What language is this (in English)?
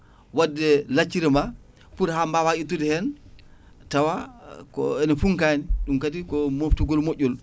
Fula